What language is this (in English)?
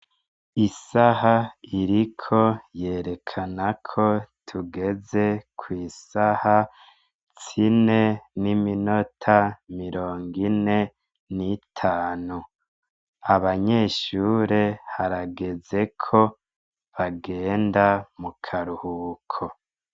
Rundi